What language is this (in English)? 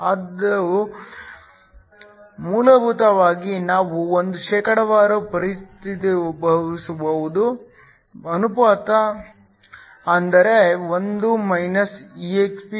Kannada